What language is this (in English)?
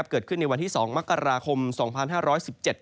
Thai